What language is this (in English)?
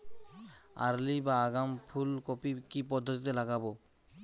Bangla